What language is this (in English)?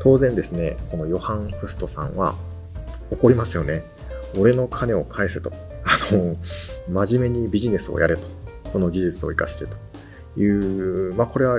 Japanese